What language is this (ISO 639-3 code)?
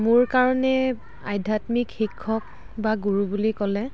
asm